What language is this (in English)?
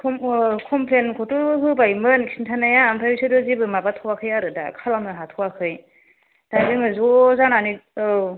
Bodo